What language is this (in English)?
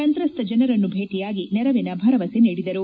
Kannada